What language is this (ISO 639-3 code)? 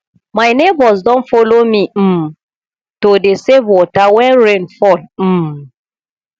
pcm